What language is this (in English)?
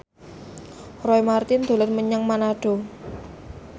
Javanese